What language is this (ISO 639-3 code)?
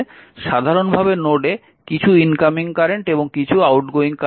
ben